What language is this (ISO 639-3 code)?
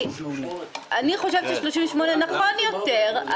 heb